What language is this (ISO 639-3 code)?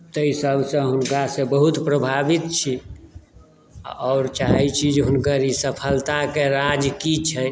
mai